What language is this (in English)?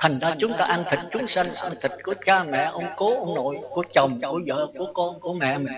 Vietnamese